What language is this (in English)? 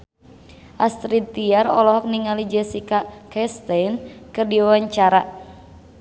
Sundanese